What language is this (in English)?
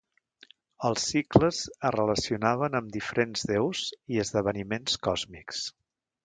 Catalan